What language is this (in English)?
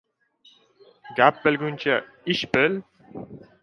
Uzbek